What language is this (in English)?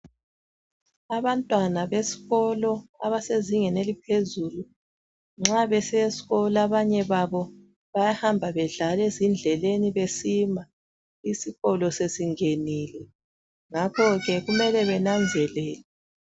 North Ndebele